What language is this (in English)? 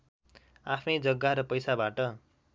Nepali